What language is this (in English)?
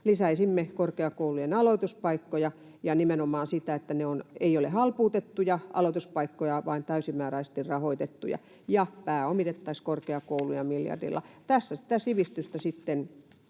Finnish